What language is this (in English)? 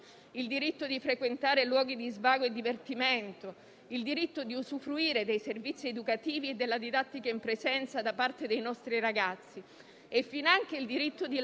Italian